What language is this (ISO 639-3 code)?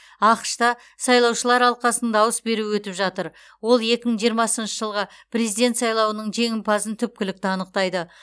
kaz